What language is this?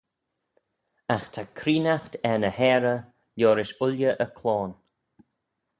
Manx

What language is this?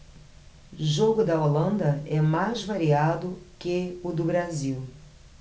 Portuguese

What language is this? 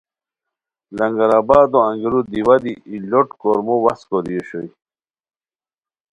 Khowar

